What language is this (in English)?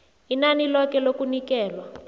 South Ndebele